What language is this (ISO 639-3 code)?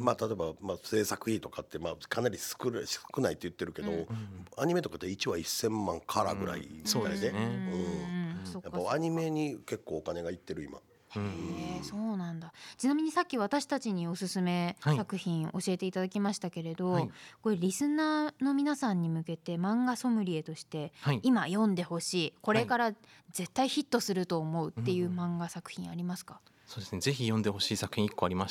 jpn